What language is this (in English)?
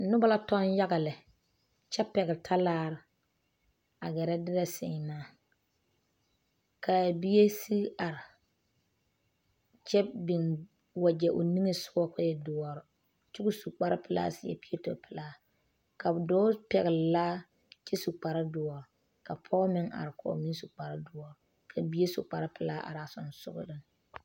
Southern Dagaare